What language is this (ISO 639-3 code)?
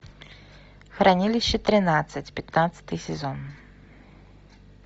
rus